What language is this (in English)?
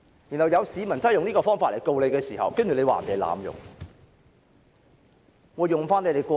Cantonese